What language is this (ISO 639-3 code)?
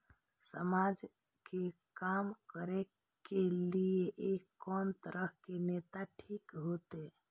mai